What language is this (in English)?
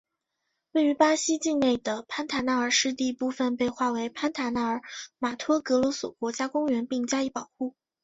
Chinese